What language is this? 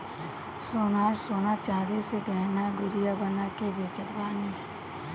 Bhojpuri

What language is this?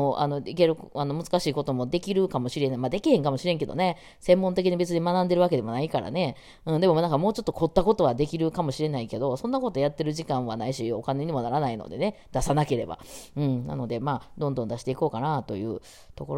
Japanese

